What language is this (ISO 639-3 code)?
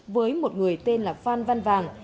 vie